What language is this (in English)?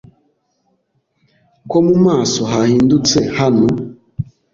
Kinyarwanda